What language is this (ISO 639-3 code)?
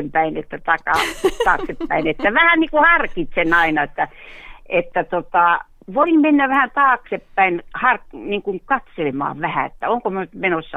fin